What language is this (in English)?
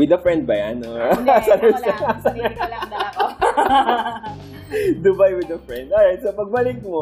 Filipino